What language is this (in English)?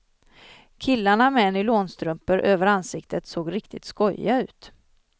Swedish